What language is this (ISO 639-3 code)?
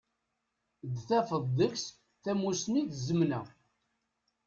kab